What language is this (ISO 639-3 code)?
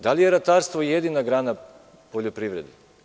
srp